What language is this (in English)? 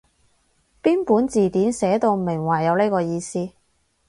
Cantonese